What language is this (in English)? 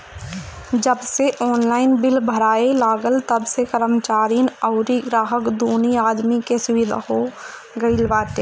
Bhojpuri